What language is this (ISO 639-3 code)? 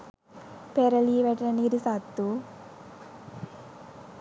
sin